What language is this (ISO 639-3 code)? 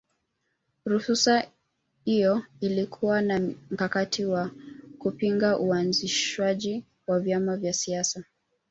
swa